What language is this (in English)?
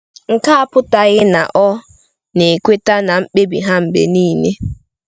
Igbo